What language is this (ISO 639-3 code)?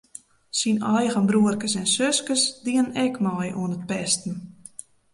fry